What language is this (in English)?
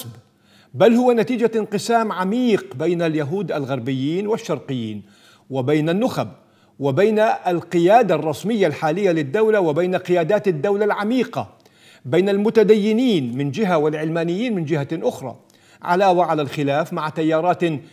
Arabic